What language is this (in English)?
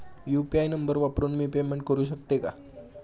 Marathi